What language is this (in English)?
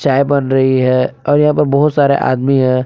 Hindi